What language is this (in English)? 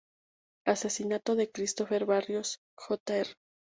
Spanish